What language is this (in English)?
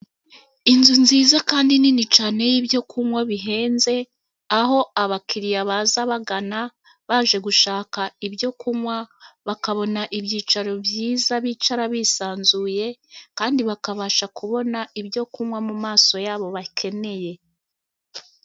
Kinyarwanda